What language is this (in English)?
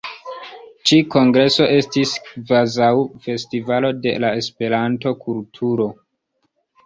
Esperanto